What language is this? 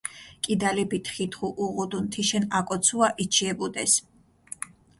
Mingrelian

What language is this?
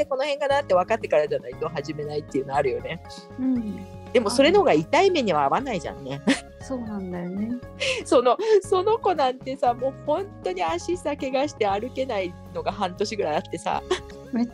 Japanese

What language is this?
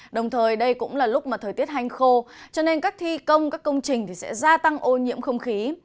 Vietnamese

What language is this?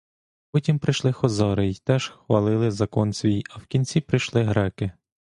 Ukrainian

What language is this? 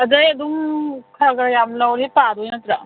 Manipuri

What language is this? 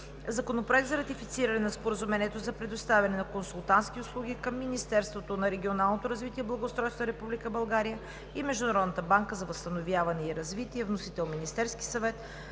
Bulgarian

